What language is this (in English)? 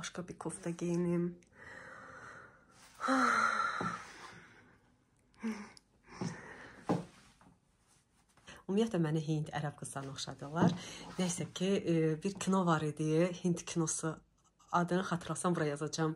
Turkish